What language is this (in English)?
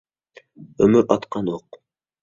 Uyghur